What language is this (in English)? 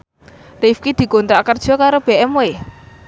Javanese